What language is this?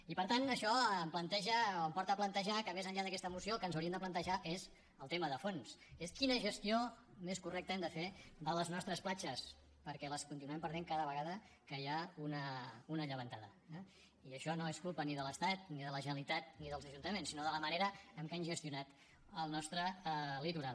Catalan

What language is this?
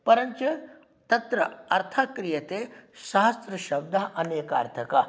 Sanskrit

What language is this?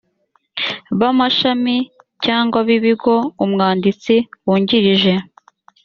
Kinyarwanda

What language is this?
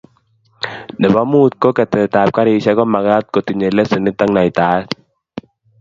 Kalenjin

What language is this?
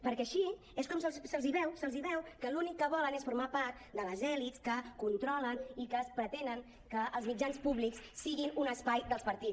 Catalan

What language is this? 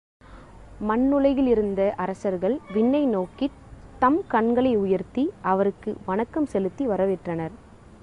Tamil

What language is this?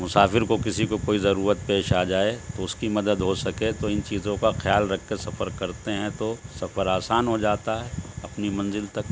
Urdu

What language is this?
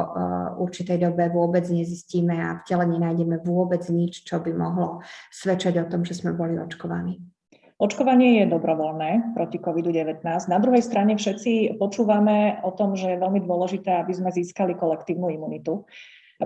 Slovak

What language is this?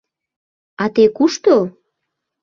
Mari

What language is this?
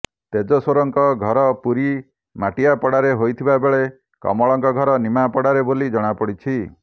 Odia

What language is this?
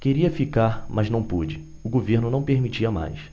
Portuguese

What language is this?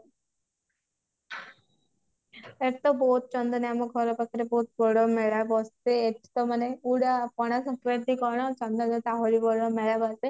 Odia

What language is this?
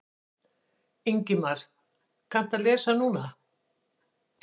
Icelandic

